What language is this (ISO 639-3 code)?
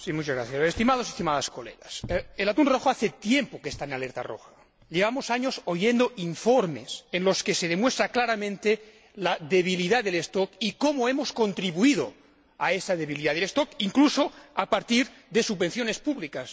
spa